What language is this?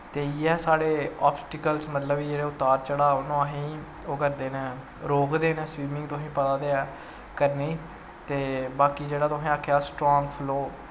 Dogri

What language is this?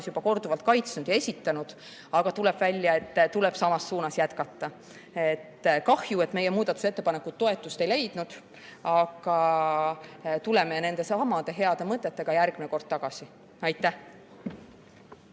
Estonian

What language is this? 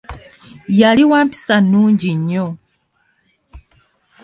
Ganda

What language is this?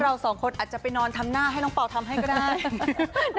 Thai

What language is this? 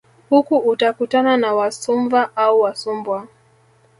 Swahili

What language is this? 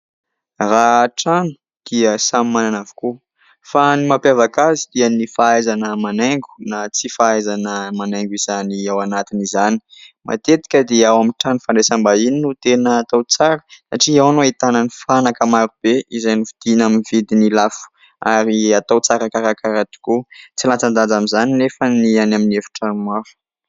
Malagasy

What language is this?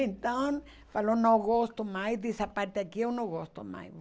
Portuguese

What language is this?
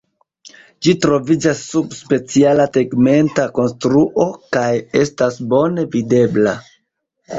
Esperanto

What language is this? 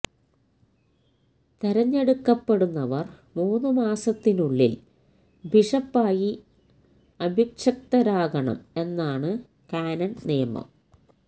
Malayalam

